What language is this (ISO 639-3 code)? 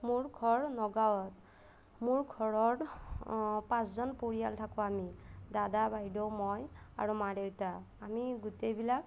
asm